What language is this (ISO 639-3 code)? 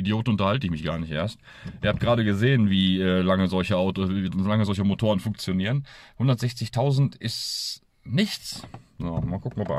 deu